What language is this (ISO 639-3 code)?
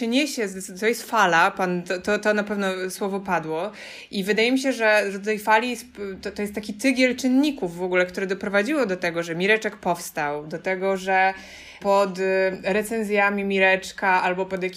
pol